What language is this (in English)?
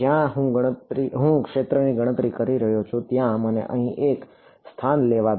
Gujarati